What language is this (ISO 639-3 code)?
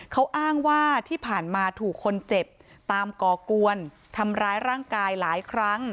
tha